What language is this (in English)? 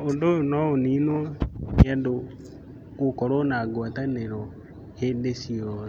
Kikuyu